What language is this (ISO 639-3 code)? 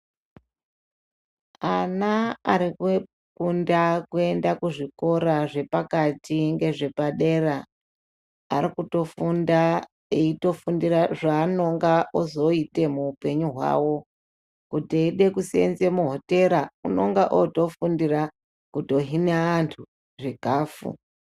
ndc